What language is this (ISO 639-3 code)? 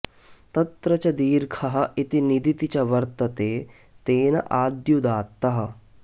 san